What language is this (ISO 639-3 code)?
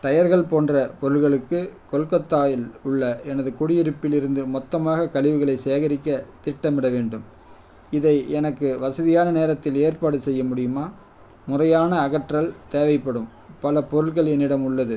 tam